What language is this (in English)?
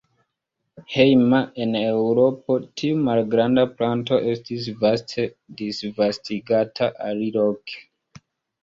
Esperanto